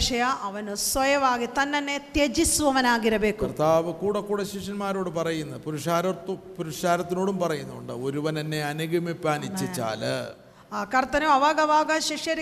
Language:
Malayalam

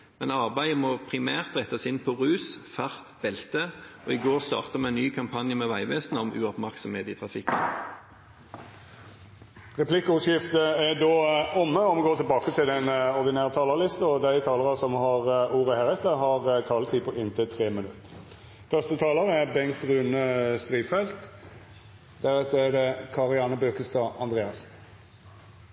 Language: Norwegian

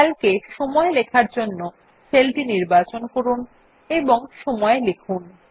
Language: Bangla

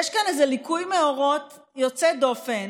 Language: Hebrew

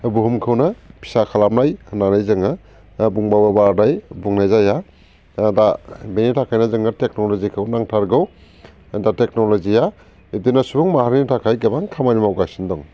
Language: Bodo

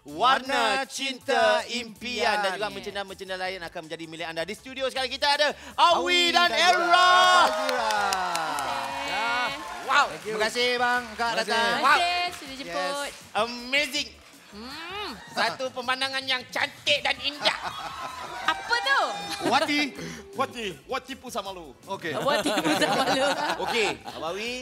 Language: Malay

